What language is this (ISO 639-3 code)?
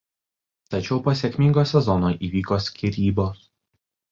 lit